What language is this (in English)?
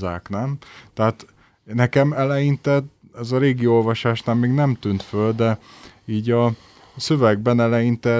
Hungarian